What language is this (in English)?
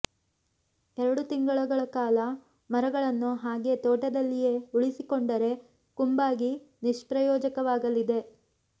Kannada